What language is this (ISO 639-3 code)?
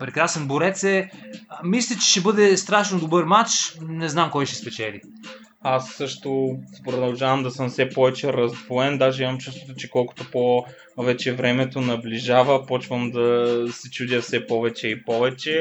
bul